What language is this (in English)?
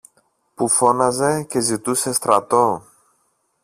Greek